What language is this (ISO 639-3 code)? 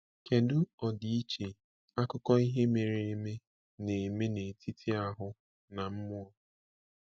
ibo